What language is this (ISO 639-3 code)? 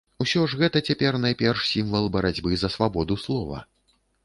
bel